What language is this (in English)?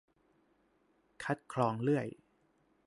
Thai